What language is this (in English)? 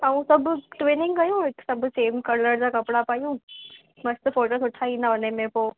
Sindhi